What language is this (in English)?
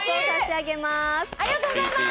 Japanese